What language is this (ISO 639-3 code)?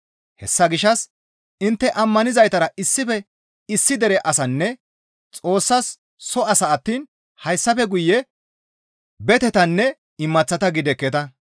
gmv